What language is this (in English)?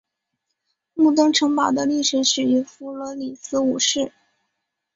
Chinese